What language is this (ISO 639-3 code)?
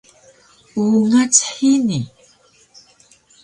trv